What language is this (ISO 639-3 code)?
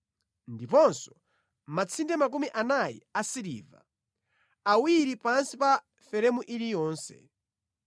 nya